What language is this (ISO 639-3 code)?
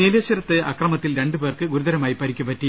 mal